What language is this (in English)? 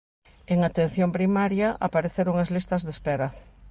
Galician